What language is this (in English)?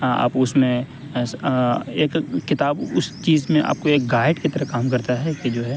Urdu